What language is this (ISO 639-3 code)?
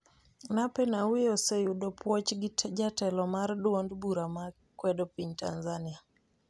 luo